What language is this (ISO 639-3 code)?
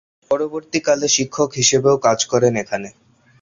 ben